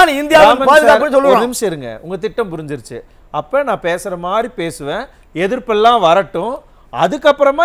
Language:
Korean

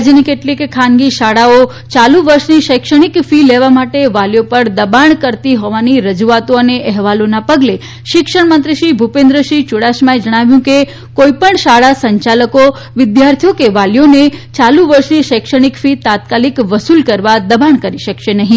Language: Gujarati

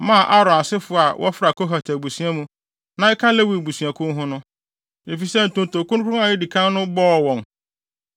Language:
Akan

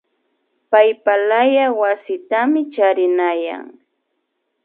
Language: Imbabura Highland Quichua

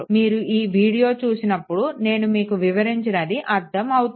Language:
Telugu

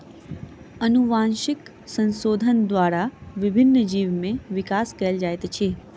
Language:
Maithili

